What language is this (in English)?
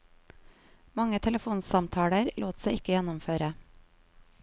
Norwegian